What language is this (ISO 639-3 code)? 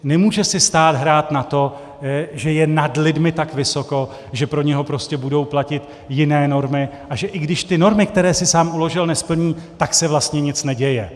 ces